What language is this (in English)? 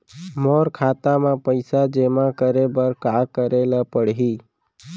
Chhattisgarhi